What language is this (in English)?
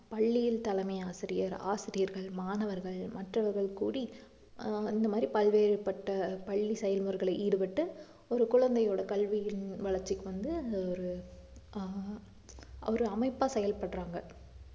Tamil